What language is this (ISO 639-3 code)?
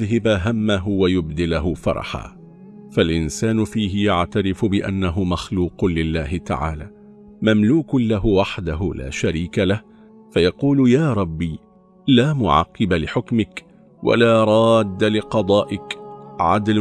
ara